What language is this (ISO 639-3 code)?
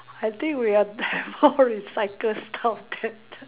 eng